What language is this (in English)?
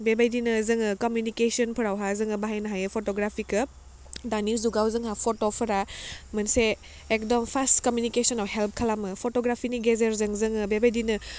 Bodo